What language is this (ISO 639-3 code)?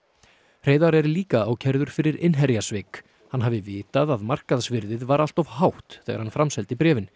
isl